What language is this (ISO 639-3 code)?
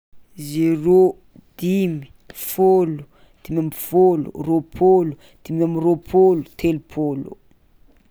xmw